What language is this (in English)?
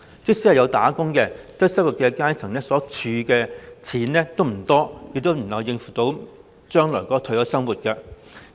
Cantonese